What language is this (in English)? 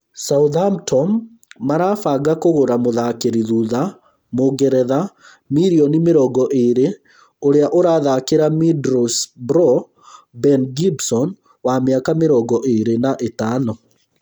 Kikuyu